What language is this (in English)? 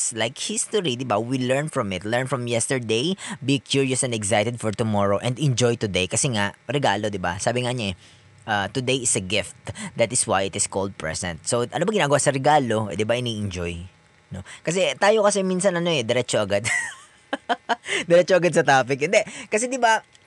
Filipino